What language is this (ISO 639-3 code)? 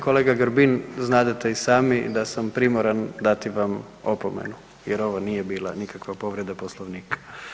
hrv